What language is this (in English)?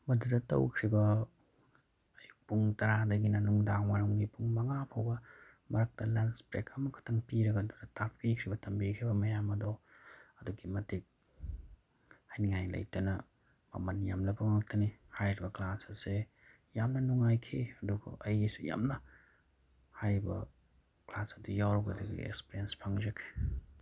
Manipuri